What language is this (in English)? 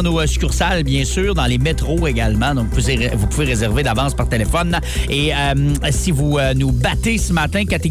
French